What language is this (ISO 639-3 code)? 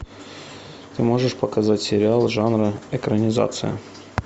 rus